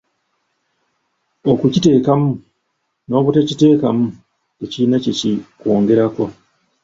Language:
Ganda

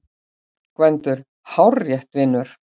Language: Icelandic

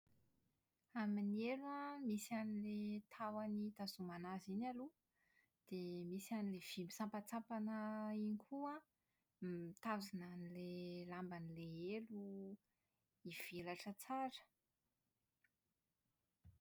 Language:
Malagasy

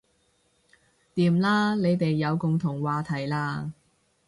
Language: Cantonese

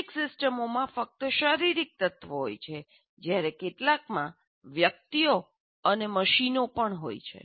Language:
Gujarati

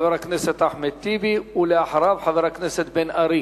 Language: Hebrew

